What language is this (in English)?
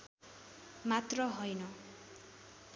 Nepali